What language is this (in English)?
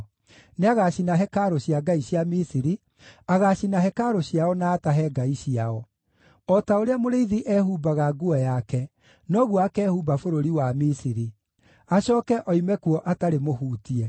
Kikuyu